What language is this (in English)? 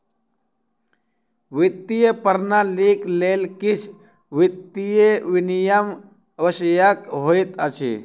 Maithili